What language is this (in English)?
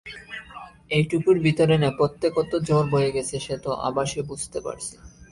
Bangla